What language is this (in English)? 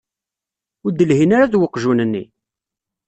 Kabyle